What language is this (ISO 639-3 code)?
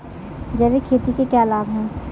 hin